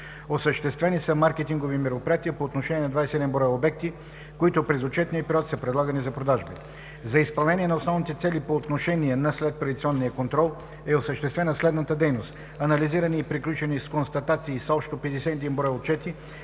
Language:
Bulgarian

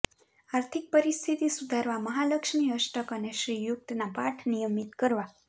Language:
Gujarati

